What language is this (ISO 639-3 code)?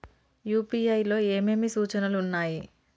tel